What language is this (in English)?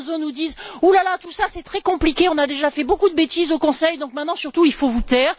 French